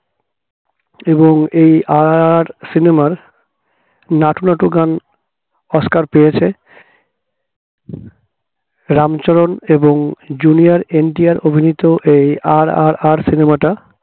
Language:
Bangla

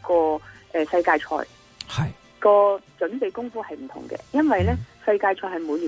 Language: Chinese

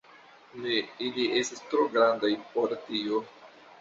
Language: Esperanto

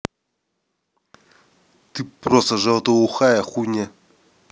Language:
Russian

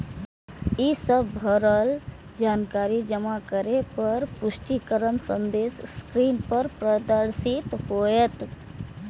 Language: Maithili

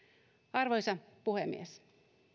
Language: Finnish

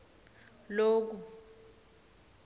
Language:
Swati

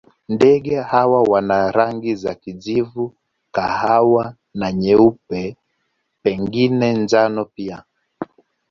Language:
Swahili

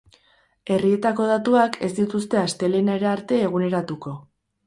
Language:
Basque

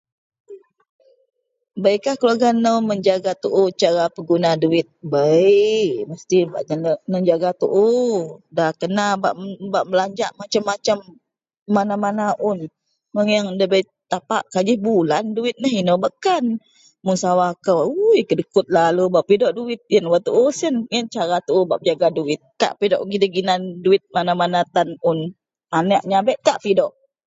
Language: Central Melanau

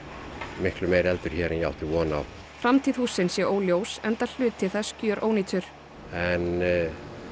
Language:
Icelandic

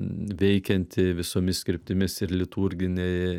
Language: Lithuanian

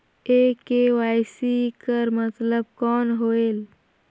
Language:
Chhattisgarhi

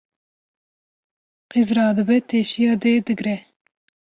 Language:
Kurdish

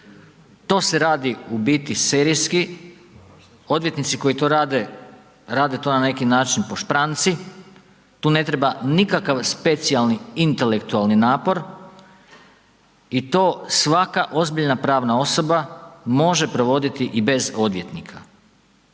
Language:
Croatian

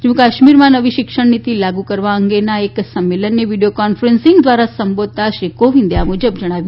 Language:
Gujarati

